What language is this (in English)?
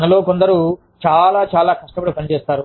Telugu